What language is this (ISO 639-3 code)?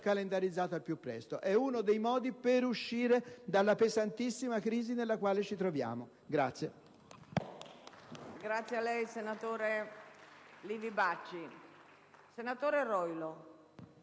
ita